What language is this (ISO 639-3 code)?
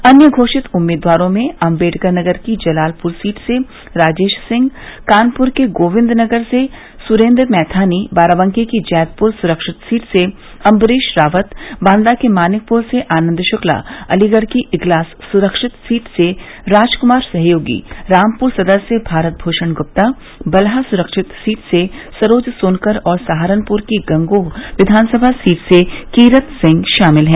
hin